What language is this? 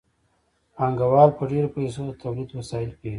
Pashto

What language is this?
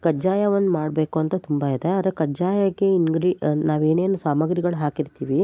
Kannada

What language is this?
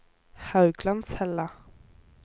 Norwegian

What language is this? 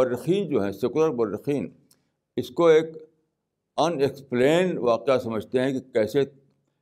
Urdu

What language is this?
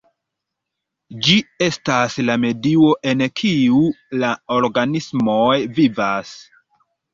Esperanto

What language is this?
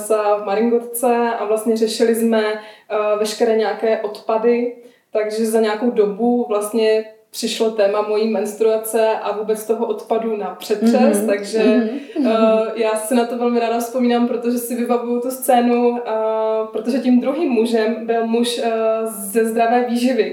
Czech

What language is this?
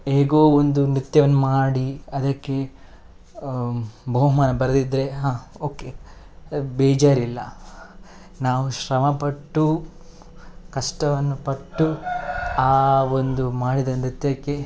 Kannada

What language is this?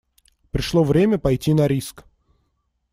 Russian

